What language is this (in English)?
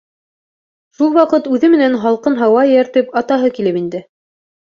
Bashkir